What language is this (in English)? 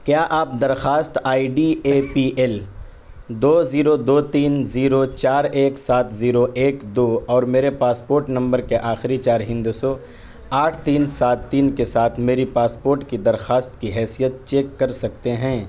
Urdu